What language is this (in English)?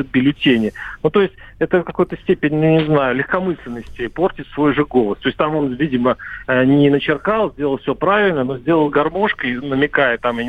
Russian